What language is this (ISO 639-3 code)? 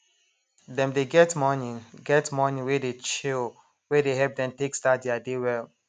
pcm